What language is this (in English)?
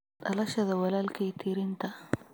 Somali